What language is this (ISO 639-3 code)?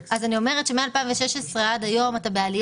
heb